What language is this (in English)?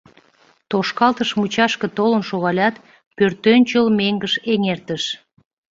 Mari